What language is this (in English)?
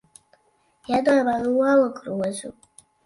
Latvian